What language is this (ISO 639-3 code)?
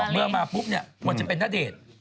tha